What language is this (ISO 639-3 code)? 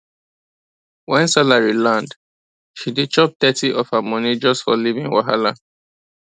pcm